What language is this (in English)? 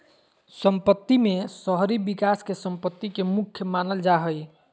Magahi